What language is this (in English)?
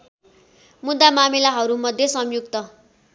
Nepali